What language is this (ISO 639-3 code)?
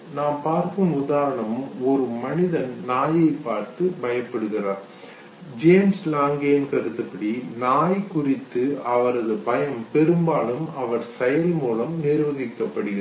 tam